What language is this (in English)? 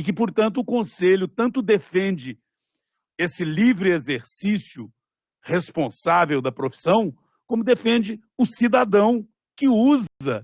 Portuguese